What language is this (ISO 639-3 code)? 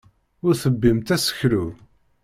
kab